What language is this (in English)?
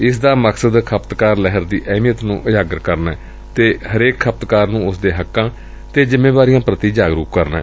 Punjabi